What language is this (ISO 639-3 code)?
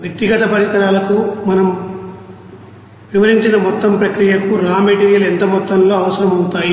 tel